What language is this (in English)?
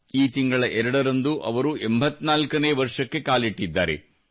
Kannada